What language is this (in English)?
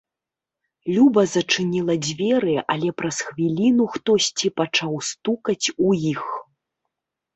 Belarusian